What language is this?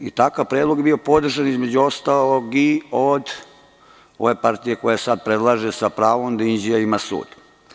Serbian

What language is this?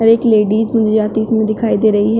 Hindi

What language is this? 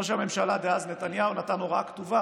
Hebrew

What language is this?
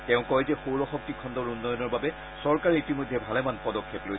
Assamese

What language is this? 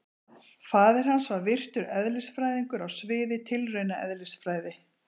Icelandic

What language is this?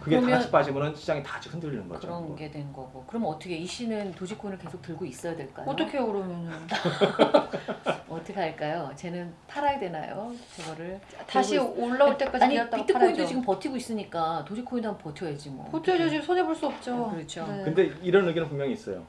Korean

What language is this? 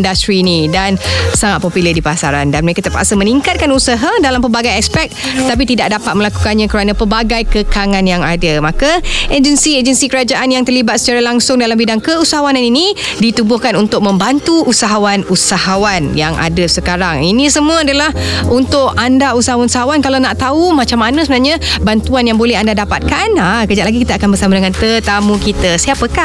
Malay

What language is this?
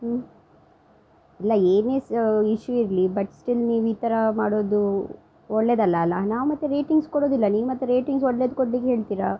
Kannada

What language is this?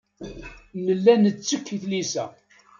Kabyle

